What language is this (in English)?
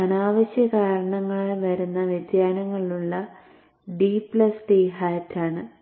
Malayalam